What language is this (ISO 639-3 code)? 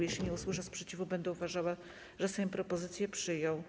pol